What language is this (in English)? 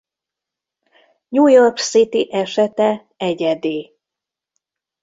Hungarian